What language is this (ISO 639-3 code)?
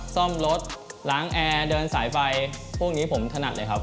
tha